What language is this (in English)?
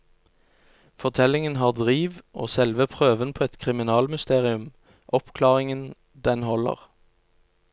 Norwegian